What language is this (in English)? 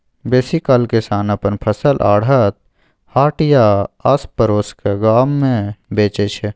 Maithili